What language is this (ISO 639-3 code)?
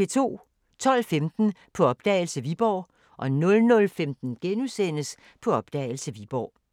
dan